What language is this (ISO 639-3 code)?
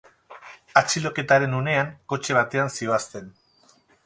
eus